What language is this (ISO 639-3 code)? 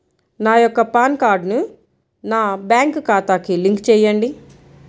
tel